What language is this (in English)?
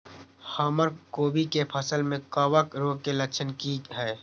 Maithili